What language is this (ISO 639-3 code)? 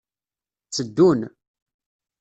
kab